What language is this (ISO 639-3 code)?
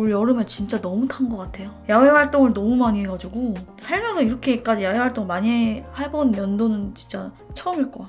kor